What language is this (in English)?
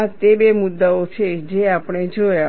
Gujarati